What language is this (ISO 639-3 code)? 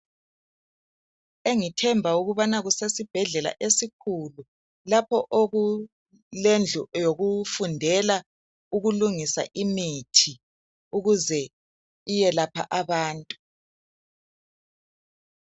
nde